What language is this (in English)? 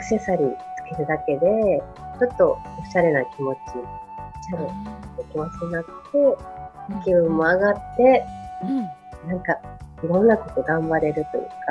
Japanese